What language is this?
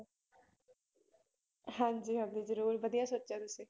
Punjabi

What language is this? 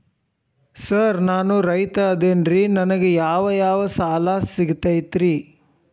Kannada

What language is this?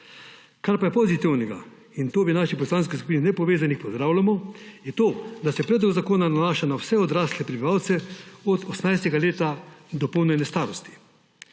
Slovenian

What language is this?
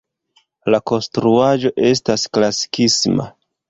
Esperanto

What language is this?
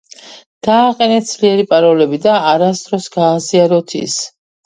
Georgian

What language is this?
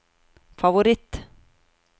Norwegian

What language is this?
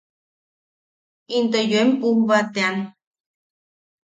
Yaqui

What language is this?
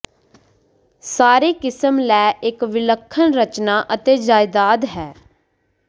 Punjabi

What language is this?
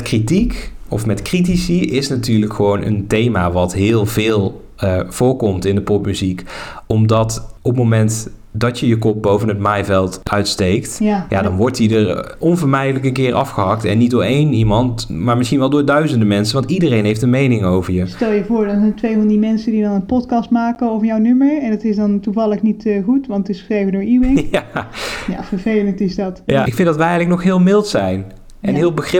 Dutch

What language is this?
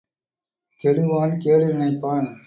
Tamil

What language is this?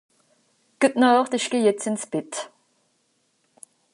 Swiss German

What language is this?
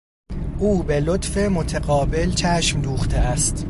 Persian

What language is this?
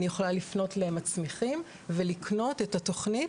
Hebrew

